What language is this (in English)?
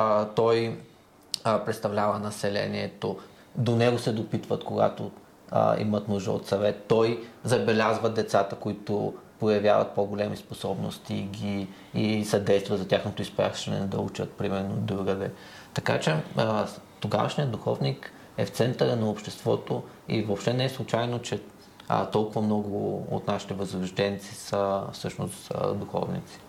Bulgarian